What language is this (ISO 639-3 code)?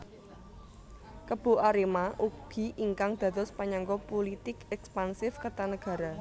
jav